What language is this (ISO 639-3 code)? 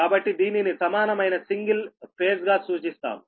tel